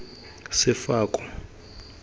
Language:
Tswana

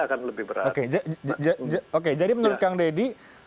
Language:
Indonesian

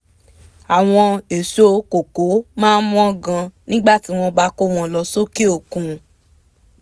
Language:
Yoruba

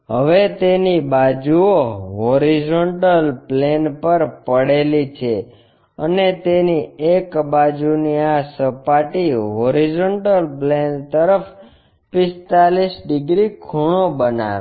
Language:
Gujarati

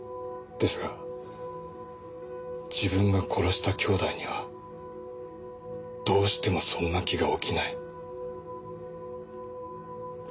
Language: Japanese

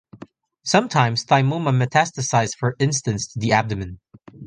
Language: English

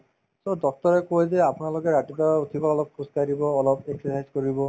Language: Assamese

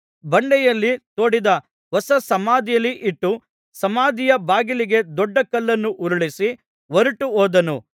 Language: Kannada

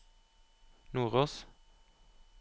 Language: Norwegian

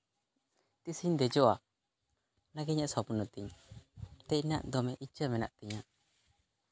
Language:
Santali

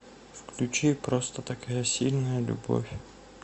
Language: Russian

